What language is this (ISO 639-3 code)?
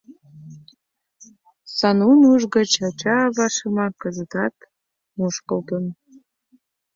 chm